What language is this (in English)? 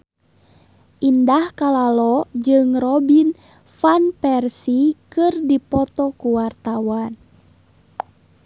Sundanese